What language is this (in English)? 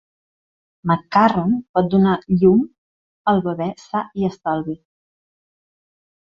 Catalan